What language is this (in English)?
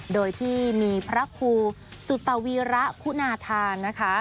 Thai